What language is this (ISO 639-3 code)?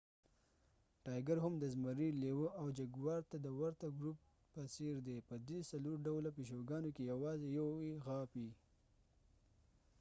pus